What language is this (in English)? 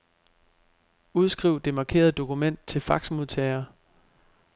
Danish